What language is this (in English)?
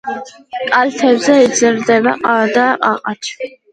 Georgian